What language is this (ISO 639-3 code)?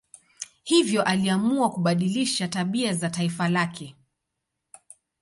swa